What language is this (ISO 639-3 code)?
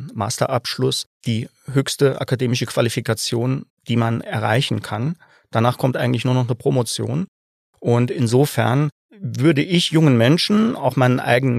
deu